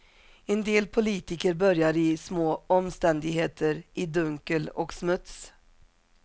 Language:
Swedish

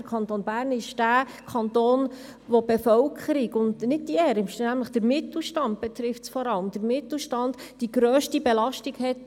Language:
Swiss German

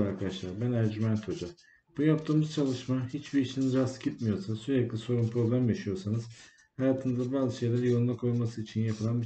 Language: Turkish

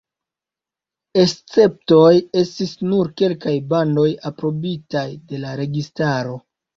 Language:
Esperanto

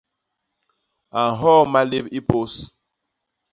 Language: Basaa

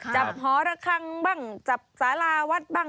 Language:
Thai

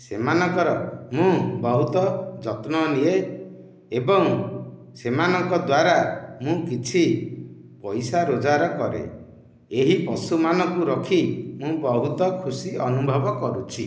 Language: Odia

